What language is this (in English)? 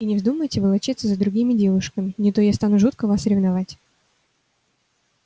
Russian